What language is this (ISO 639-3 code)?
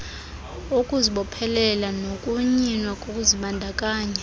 xho